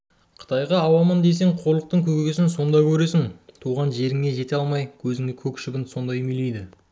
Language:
Kazakh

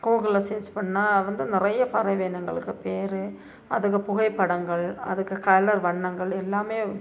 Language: Tamil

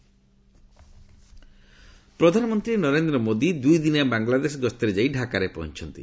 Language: Odia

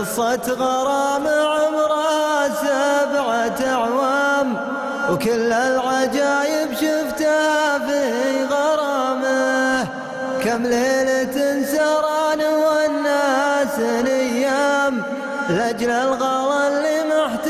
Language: Arabic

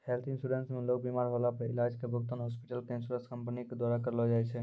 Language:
Maithili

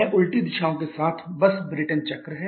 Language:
Hindi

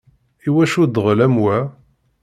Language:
Kabyle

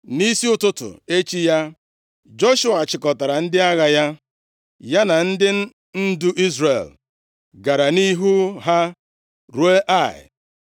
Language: Igbo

